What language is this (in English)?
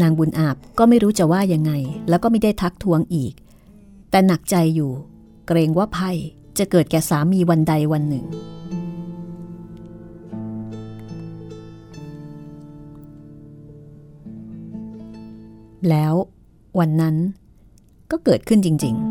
Thai